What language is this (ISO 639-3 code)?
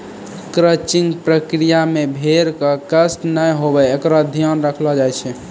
mai